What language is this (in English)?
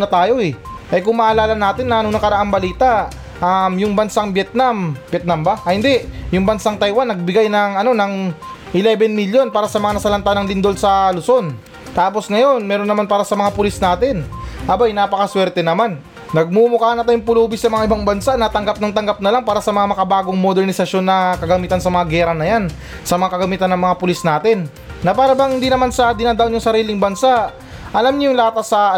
Filipino